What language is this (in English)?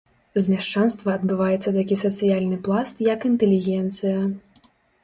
Belarusian